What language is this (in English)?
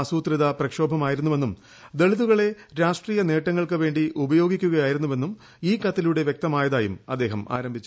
Malayalam